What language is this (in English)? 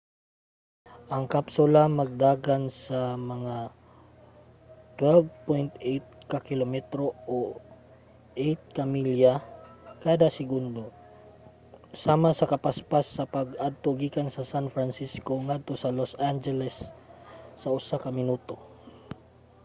Cebuano